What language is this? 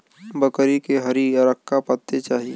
Bhojpuri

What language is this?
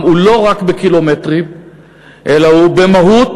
Hebrew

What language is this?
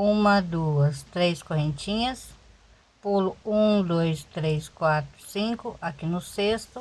Portuguese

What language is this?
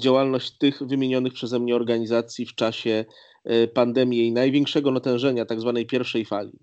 Polish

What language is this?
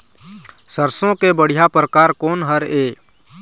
Chhattisgarhi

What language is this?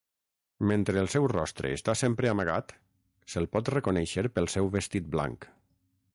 Catalan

